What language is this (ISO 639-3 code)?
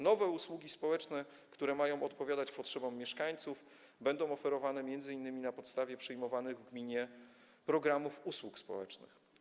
pol